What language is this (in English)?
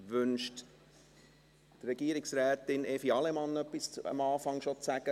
Swiss German